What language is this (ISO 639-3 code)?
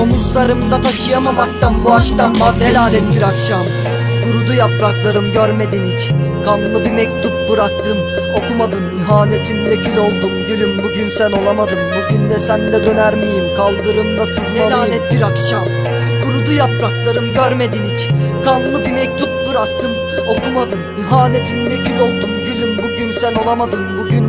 tur